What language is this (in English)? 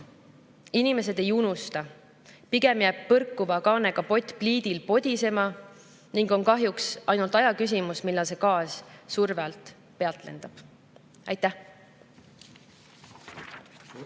Estonian